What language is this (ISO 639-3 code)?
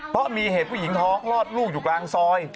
tha